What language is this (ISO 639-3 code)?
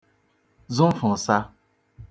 ibo